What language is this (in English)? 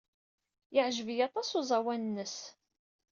Kabyle